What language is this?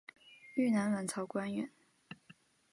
Chinese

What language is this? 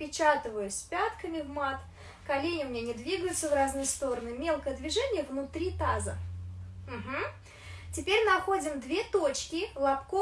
Russian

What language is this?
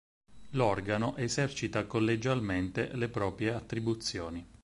Italian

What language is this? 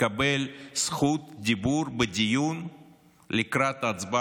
Hebrew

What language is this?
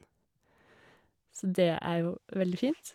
Norwegian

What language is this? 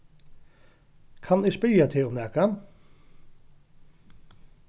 Faroese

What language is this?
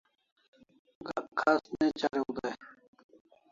Kalasha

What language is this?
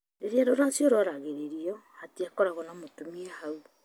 Kikuyu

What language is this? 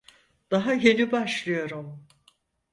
Turkish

